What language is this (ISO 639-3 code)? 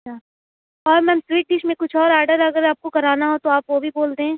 urd